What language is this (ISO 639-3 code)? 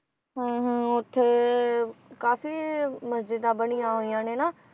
pan